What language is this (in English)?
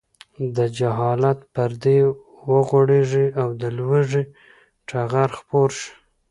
Pashto